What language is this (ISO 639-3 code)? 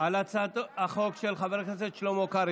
heb